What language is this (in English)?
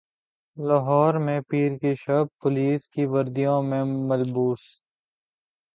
Urdu